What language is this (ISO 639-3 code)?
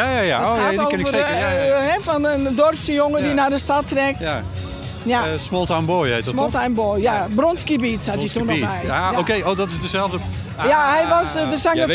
nld